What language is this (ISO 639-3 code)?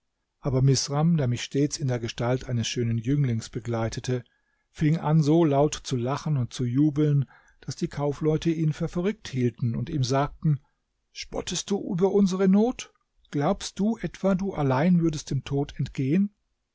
deu